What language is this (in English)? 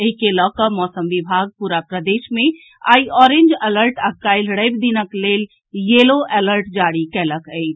Maithili